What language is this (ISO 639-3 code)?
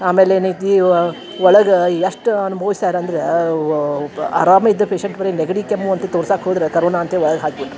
kan